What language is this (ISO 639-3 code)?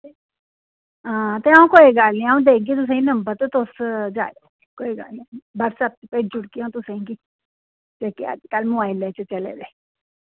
doi